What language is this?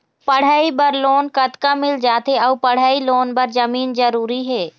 Chhattisgarhi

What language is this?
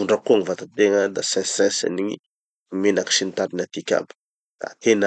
Tanosy Malagasy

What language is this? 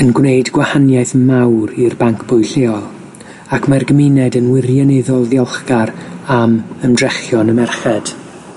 Welsh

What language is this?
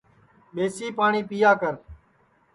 Sansi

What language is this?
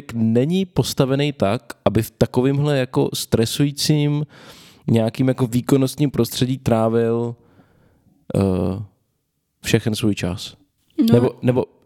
Czech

